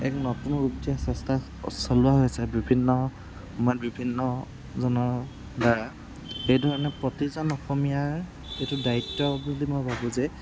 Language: Assamese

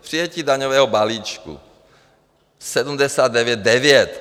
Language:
Czech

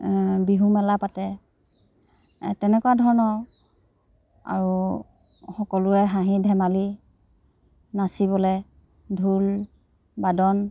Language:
Assamese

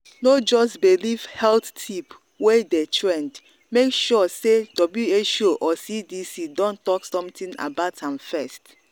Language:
Nigerian Pidgin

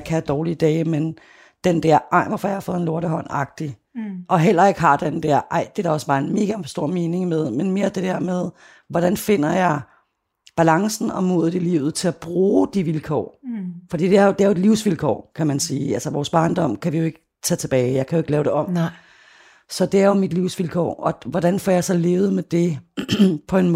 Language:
Danish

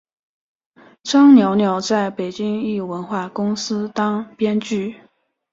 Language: Chinese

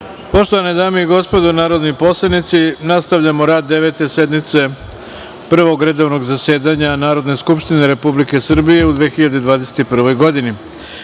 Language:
Serbian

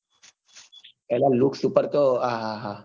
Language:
Gujarati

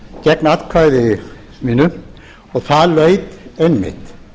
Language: Icelandic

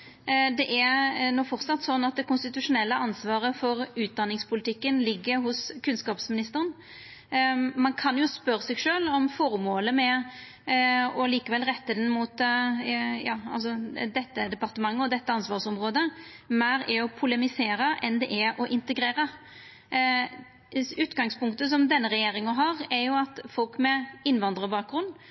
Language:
Norwegian Nynorsk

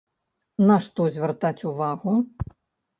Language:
Belarusian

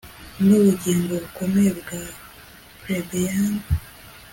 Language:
Kinyarwanda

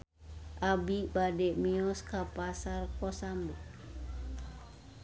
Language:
Sundanese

